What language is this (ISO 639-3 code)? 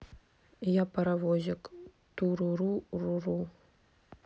rus